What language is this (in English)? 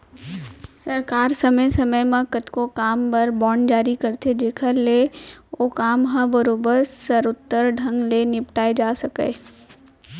Chhattisgarhi